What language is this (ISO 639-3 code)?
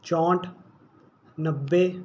pan